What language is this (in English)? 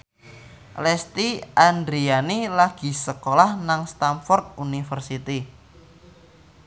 Javanese